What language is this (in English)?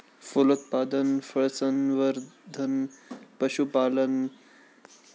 Marathi